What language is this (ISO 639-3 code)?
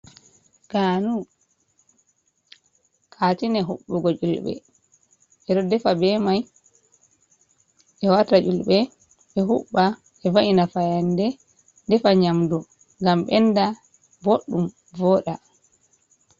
ful